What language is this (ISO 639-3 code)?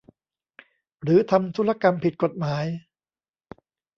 tha